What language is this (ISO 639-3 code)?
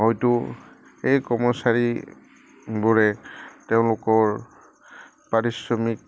asm